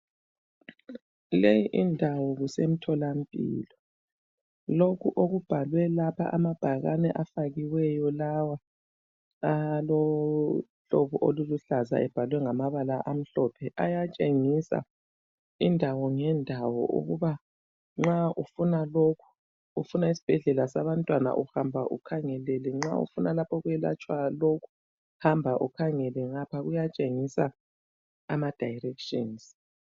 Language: North Ndebele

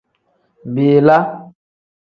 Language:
Tem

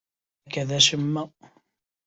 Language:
Kabyle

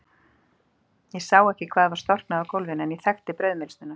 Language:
Icelandic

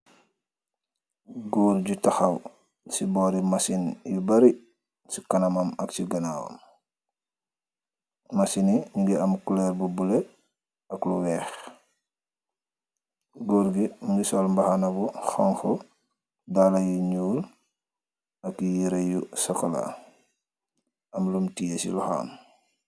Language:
Wolof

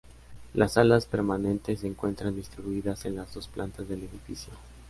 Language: Spanish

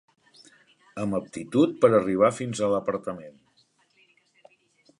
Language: Catalan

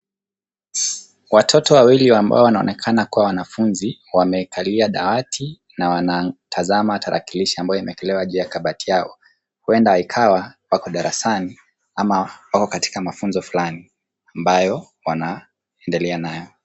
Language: Swahili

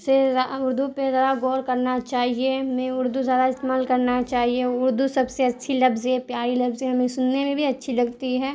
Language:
Urdu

